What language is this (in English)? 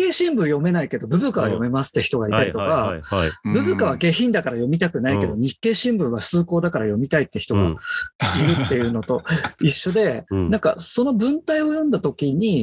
Japanese